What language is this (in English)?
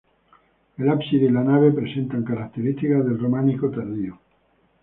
Spanish